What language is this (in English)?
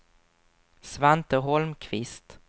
Swedish